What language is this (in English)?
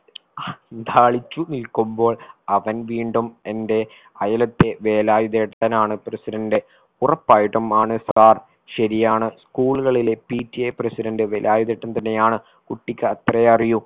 Malayalam